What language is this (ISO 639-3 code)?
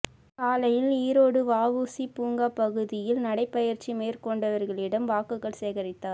tam